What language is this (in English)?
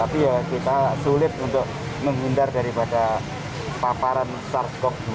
Indonesian